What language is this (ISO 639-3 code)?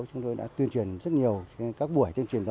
vie